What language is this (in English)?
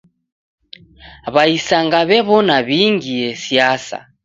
Taita